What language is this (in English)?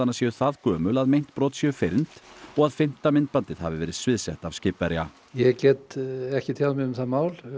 Icelandic